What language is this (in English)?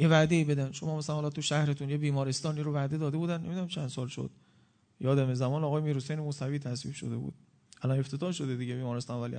Persian